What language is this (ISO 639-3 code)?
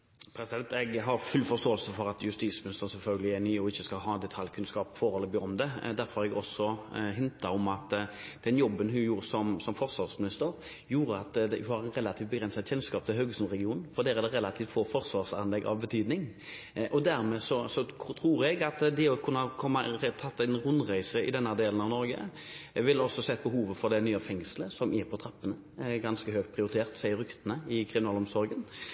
nob